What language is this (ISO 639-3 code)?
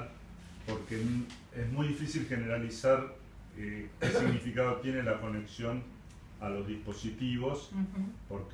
spa